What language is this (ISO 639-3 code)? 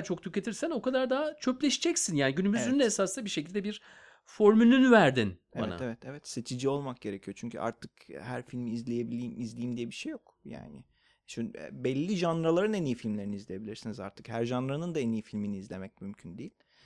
tur